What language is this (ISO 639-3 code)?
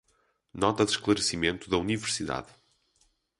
por